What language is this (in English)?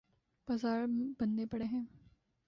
Urdu